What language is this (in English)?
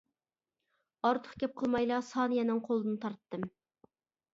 Uyghur